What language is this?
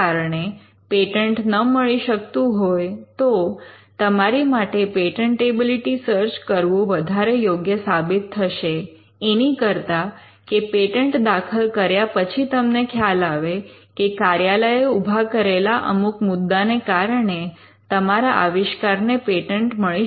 Gujarati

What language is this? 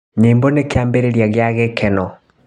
Kikuyu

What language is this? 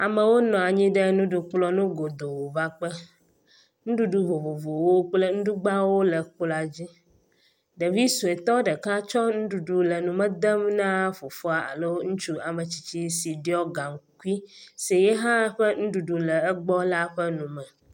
Ewe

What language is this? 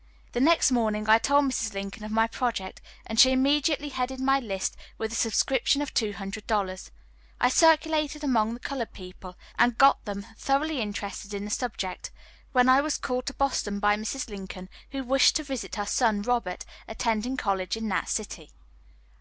English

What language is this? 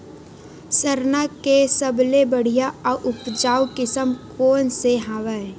Chhattisgarhi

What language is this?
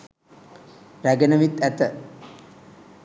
Sinhala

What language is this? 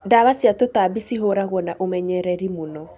Kikuyu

